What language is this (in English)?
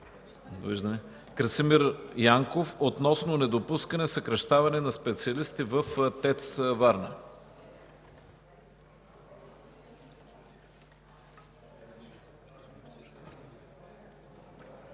Bulgarian